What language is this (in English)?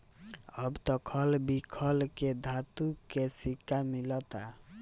Bhojpuri